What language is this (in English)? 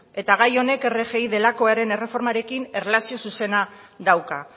Basque